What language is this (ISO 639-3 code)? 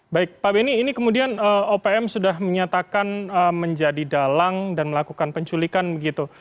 ind